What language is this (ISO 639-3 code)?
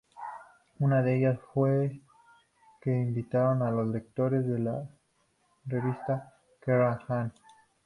spa